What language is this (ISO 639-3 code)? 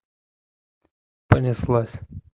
rus